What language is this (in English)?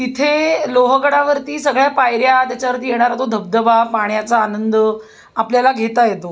Marathi